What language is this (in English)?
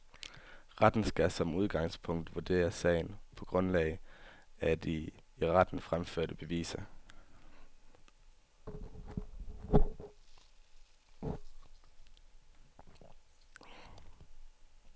Danish